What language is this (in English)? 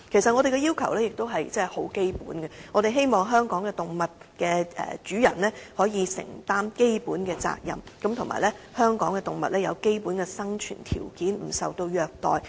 Cantonese